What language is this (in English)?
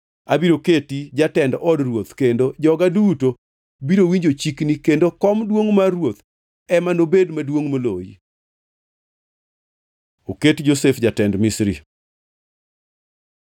Luo (Kenya and Tanzania)